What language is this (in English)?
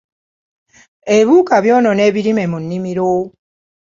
Ganda